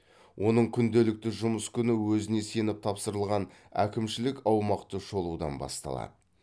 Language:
Kazakh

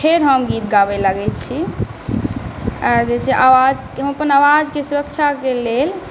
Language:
Maithili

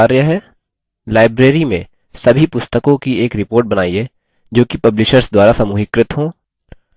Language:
Hindi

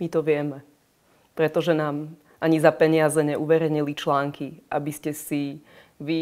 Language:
Czech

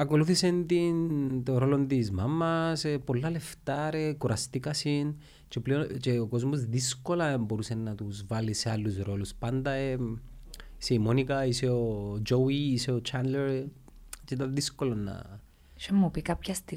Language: Greek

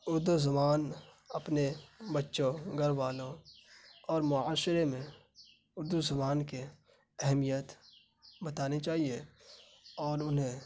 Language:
Urdu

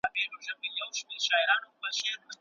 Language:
Pashto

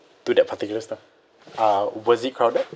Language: English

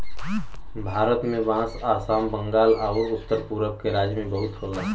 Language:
Bhojpuri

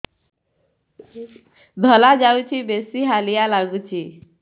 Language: Odia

